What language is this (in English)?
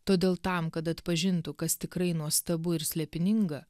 Lithuanian